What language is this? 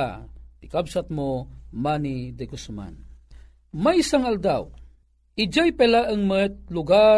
Filipino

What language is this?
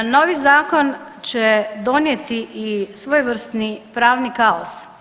Croatian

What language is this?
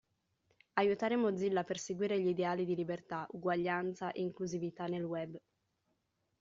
Italian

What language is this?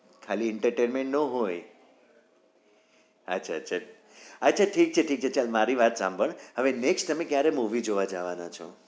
Gujarati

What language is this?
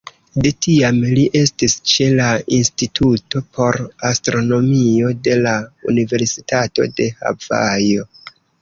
Esperanto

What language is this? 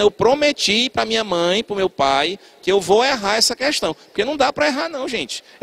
Portuguese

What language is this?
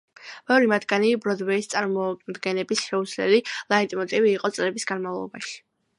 Georgian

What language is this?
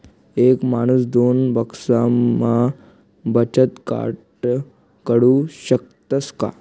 Marathi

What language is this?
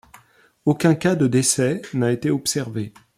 French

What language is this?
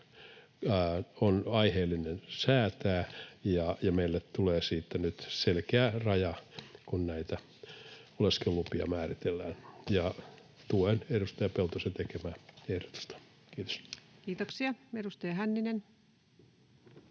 Finnish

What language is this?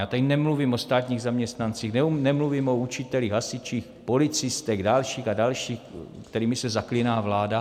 Czech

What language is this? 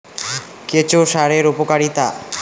Bangla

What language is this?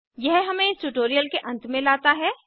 Hindi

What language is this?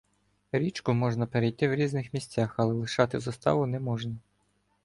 Ukrainian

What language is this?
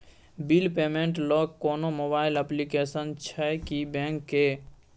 Maithili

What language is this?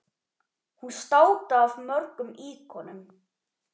Icelandic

